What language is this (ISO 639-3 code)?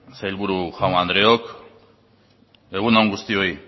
eus